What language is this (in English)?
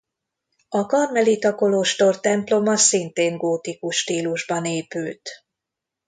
Hungarian